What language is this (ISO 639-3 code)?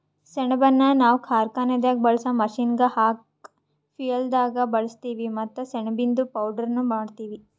kan